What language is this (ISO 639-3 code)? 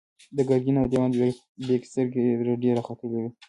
pus